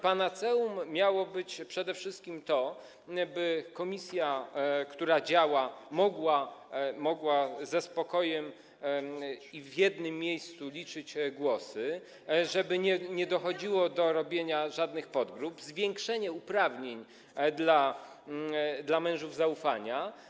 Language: Polish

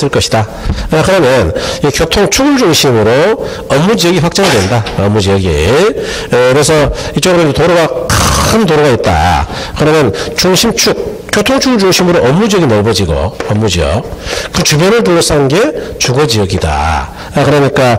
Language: Korean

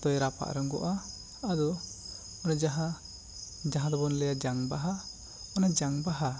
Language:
Santali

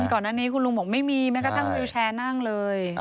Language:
Thai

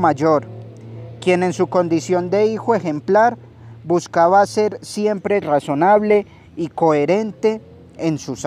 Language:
Spanish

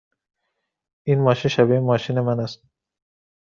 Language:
Persian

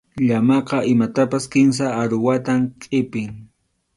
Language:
Arequipa-La Unión Quechua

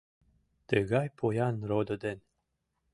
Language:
Mari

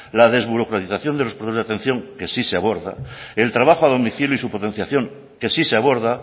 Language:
Spanish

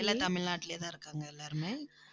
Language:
Tamil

